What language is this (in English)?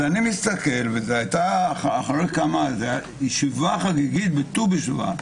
Hebrew